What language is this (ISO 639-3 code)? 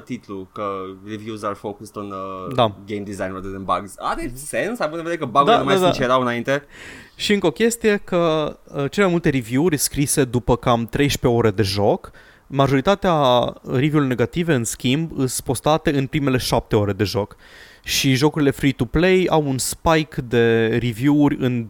ron